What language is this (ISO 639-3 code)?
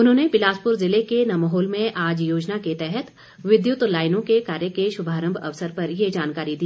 hin